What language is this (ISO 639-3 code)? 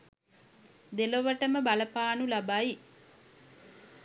sin